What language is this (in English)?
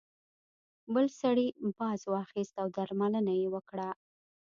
Pashto